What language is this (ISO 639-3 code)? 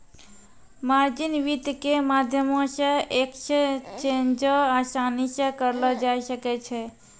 mai